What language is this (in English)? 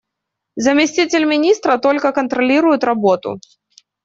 Russian